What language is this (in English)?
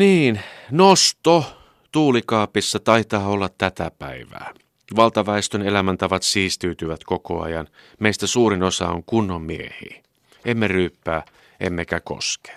Finnish